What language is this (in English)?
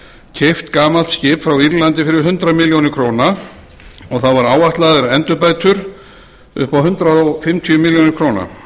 Icelandic